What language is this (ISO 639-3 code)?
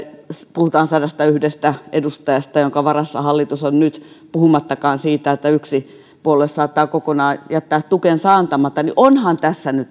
fin